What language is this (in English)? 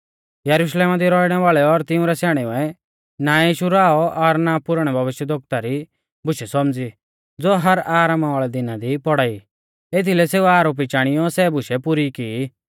Mahasu Pahari